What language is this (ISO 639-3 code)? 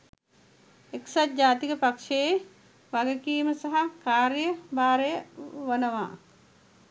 sin